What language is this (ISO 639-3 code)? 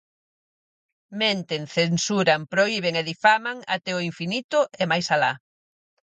glg